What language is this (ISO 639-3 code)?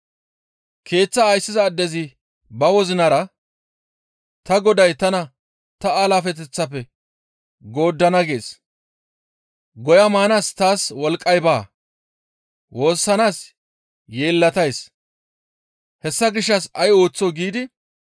gmv